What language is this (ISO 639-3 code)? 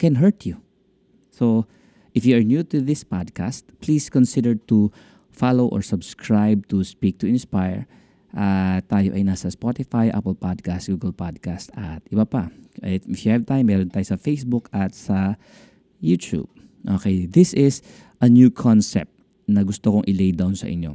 fil